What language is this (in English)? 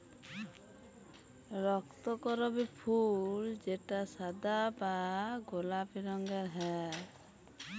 Bangla